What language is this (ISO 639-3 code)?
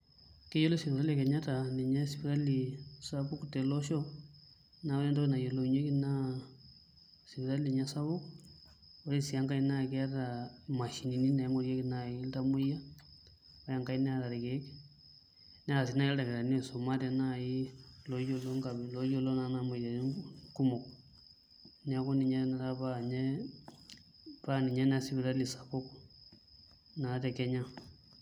mas